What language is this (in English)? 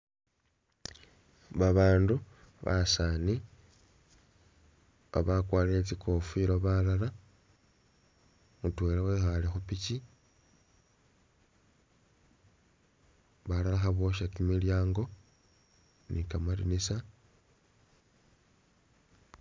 Masaaba